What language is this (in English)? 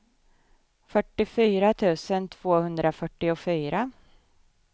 Swedish